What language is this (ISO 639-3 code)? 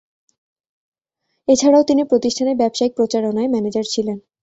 ben